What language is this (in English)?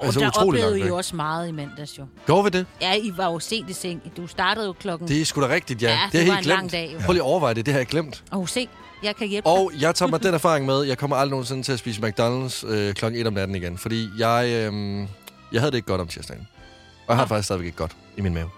Danish